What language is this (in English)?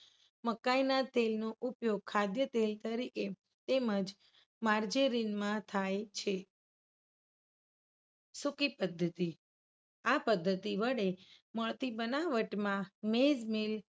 Gujarati